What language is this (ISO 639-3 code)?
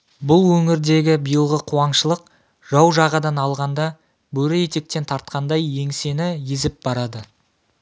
kaz